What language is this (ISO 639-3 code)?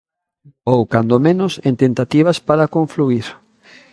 glg